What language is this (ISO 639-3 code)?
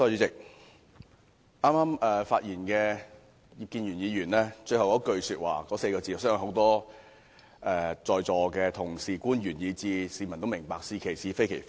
yue